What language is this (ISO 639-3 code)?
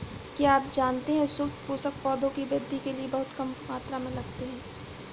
hin